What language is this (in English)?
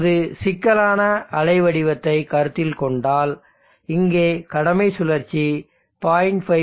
Tamil